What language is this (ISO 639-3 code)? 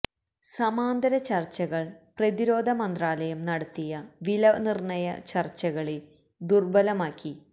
mal